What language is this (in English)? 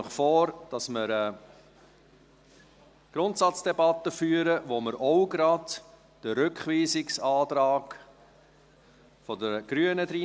Swiss German